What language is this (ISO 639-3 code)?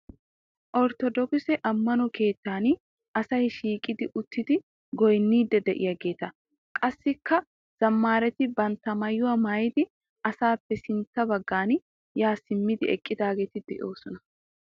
wal